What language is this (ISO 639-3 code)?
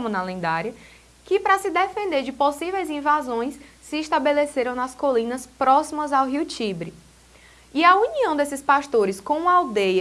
por